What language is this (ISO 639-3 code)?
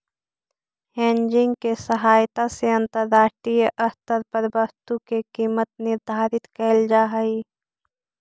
mag